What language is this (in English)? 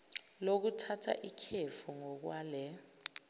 Zulu